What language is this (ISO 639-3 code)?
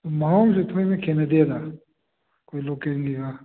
mni